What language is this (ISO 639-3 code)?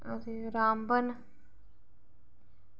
doi